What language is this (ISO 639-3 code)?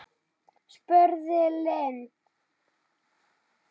isl